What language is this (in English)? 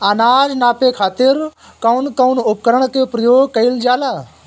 Bhojpuri